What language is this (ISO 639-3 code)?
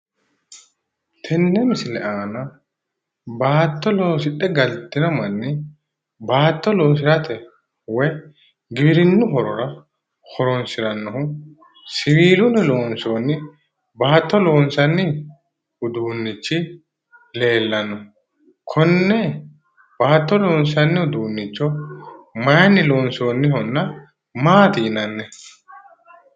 sid